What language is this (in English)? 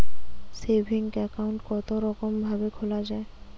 Bangla